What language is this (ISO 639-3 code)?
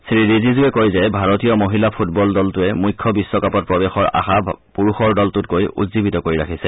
asm